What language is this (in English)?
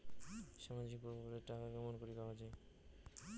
Bangla